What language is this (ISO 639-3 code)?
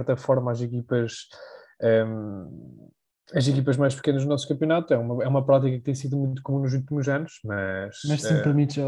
por